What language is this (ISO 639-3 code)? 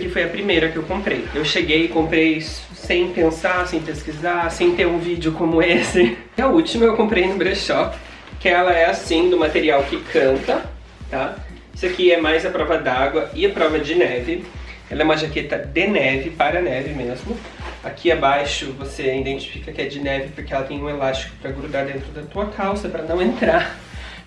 por